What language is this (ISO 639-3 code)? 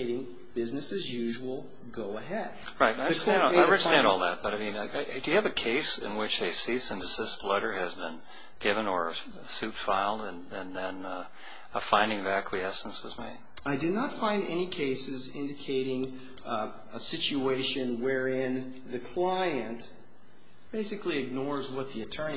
eng